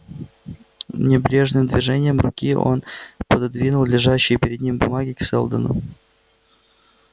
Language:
Russian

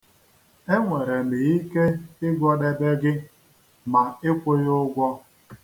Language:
Igbo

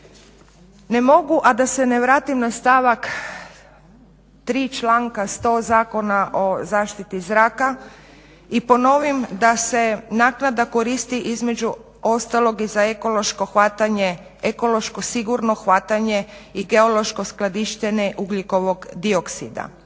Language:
Croatian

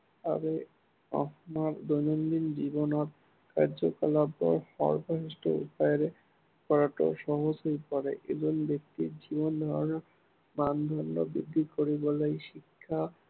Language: Assamese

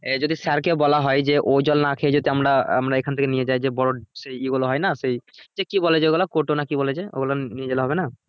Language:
Bangla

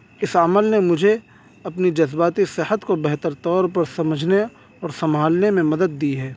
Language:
Urdu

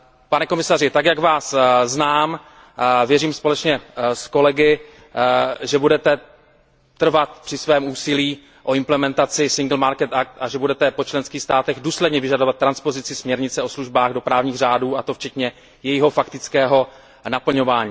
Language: Czech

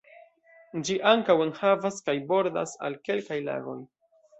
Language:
Esperanto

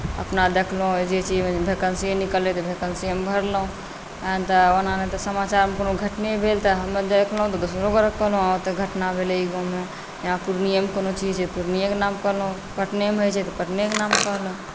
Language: Maithili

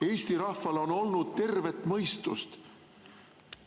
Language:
Estonian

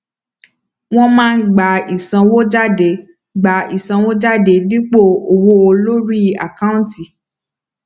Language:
Yoruba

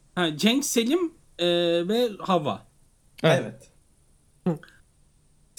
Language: Turkish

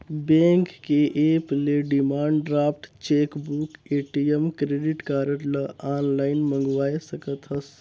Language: Chhattisgarhi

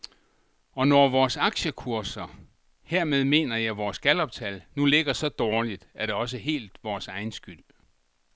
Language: Danish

